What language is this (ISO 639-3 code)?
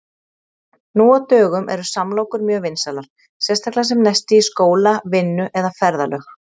isl